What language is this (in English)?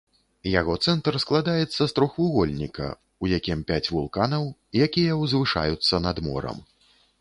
Belarusian